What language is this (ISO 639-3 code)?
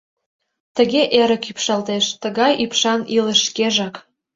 chm